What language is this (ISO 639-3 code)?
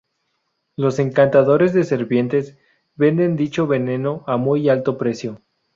spa